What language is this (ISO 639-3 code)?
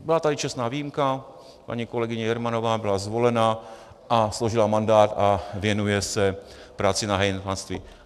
ces